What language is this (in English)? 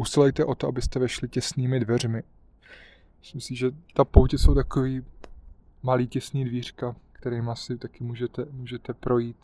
Czech